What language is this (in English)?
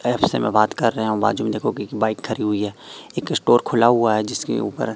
Hindi